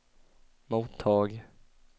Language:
Swedish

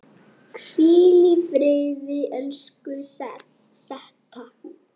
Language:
Icelandic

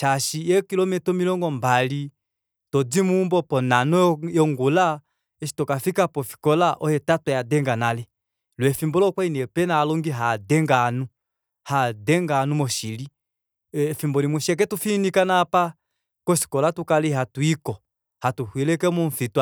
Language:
Kuanyama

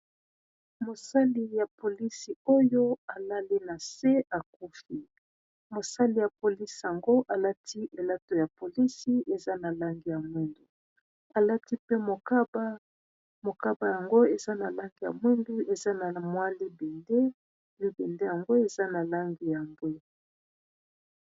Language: Lingala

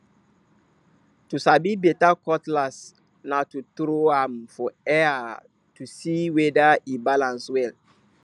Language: Nigerian Pidgin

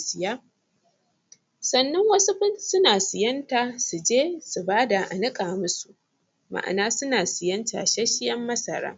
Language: Hausa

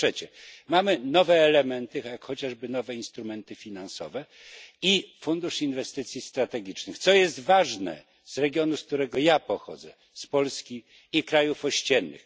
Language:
Polish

